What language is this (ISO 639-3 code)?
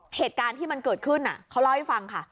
tha